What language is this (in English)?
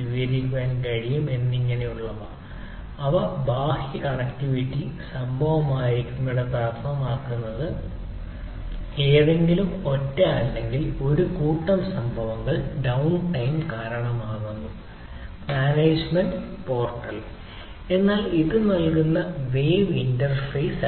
Malayalam